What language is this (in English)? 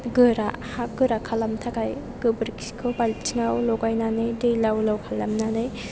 Bodo